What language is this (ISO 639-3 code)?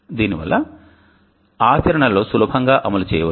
tel